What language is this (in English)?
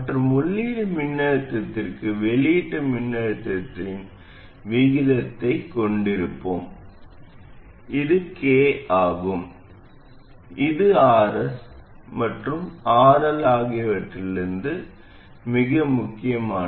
Tamil